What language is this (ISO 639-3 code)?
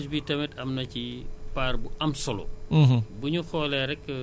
wol